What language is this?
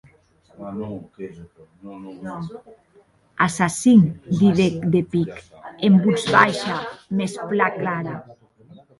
Occitan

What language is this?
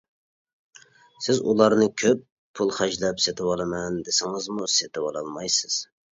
Uyghur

